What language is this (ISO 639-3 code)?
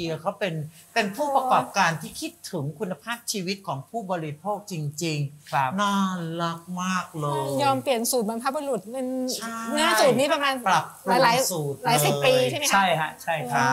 tha